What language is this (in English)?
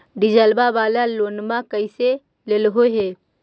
Magahi